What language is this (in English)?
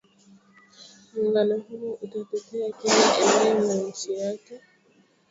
Swahili